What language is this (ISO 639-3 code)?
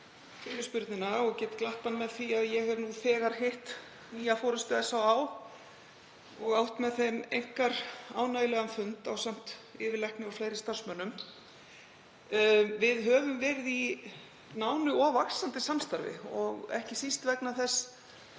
isl